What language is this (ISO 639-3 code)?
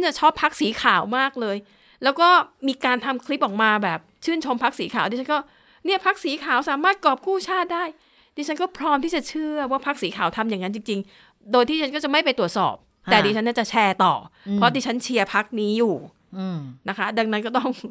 tha